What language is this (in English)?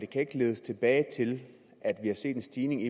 Danish